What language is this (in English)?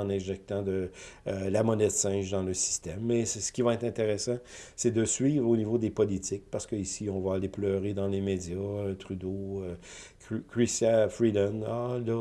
French